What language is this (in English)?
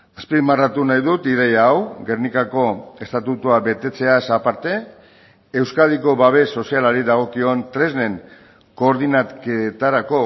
Basque